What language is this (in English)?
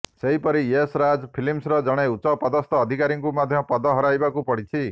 Odia